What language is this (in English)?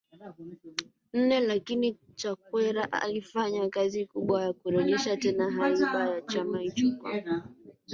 Swahili